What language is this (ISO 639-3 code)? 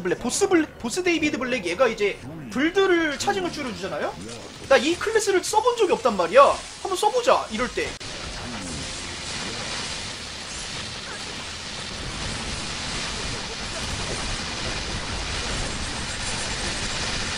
kor